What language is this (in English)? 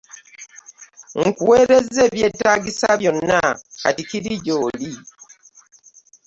Ganda